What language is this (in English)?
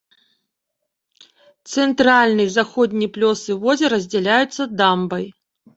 Belarusian